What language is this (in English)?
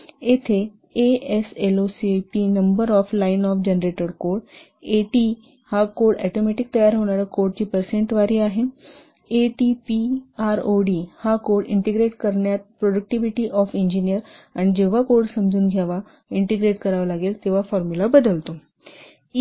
Marathi